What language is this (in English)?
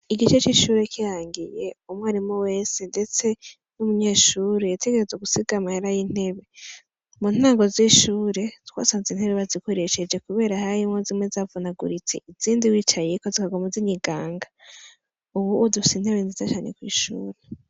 Rundi